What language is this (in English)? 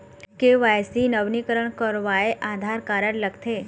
Chhattisgarhi